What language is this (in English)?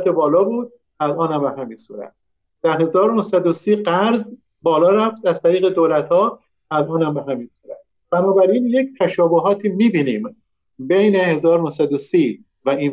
Persian